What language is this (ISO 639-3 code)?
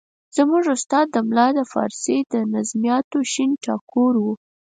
pus